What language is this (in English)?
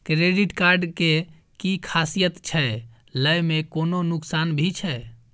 Maithili